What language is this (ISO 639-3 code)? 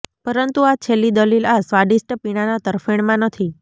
guj